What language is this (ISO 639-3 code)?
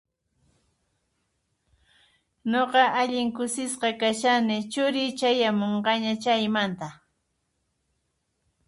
qxp